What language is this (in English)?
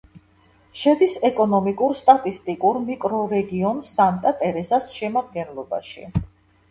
Georgian